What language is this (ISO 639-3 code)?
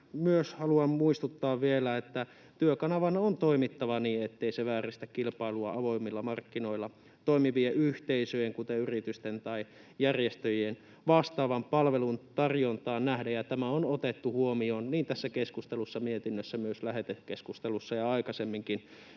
fin